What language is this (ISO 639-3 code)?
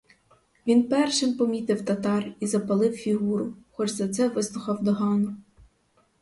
ukr